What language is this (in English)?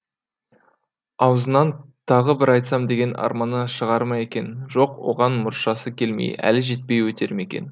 Kazakh